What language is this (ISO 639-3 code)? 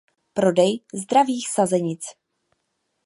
ces